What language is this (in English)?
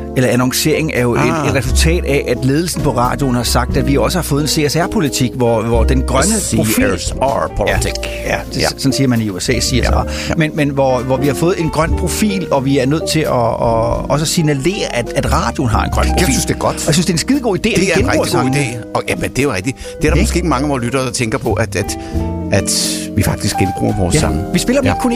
Danish